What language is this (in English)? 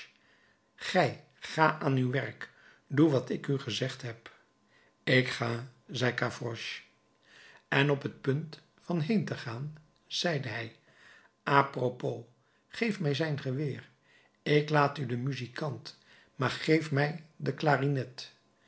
Dutch